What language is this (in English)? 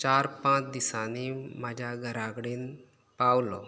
Konkani